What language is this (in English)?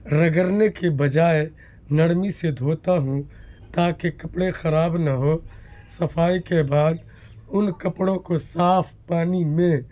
Urdu